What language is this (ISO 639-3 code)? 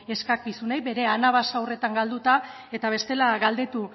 eus